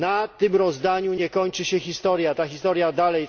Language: Polish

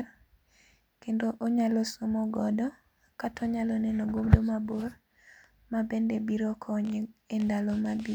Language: Luo (Kenya and Tanzania)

